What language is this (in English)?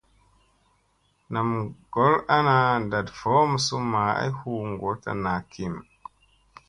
Musey